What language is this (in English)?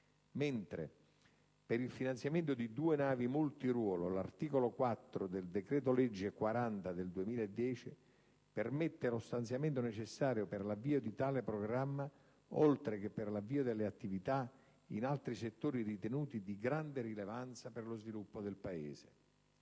Italian